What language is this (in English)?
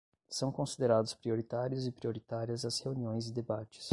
Portuguese